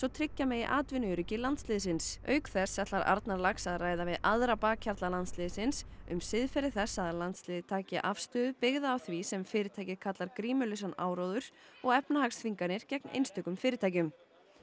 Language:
Icelandic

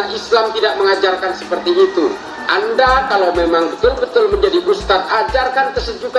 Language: Indonesian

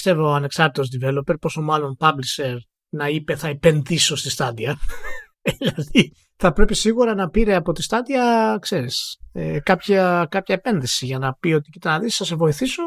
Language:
Greek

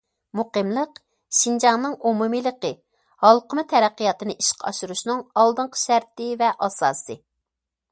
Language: Uyghur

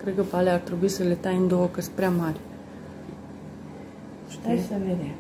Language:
Romanian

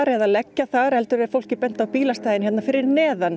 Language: Icelandic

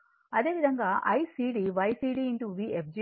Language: Telugu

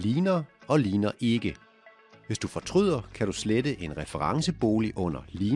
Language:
Danish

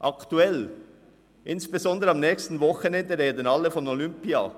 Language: Swiss German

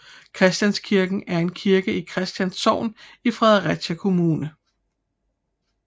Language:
Danish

